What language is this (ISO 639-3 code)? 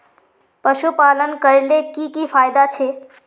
mag